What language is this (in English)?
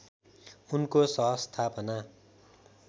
Nepali